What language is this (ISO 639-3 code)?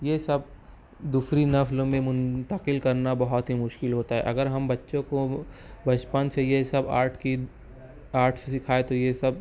urd